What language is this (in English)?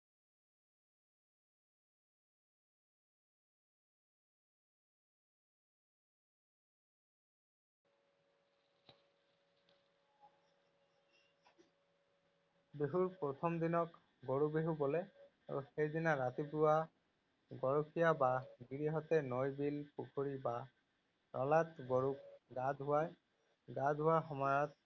Assamese